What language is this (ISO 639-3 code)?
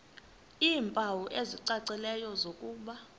xho